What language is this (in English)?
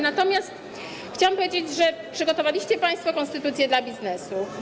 Polish